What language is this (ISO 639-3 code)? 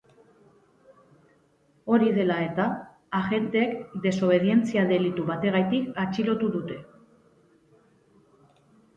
eus